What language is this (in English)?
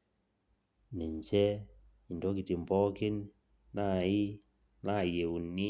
Masai